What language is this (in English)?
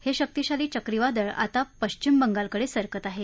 Marathi